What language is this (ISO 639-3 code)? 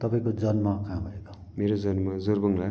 nep